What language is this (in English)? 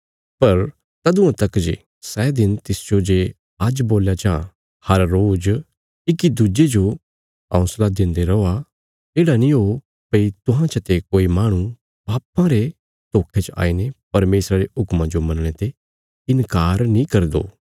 Bilaspuri